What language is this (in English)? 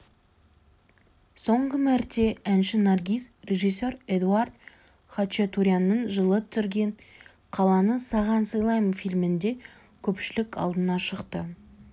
Kazakh